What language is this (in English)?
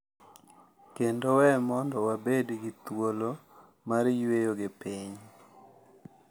Luo (Kenya and Tanzania)